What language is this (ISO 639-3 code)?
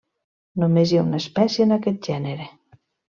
cat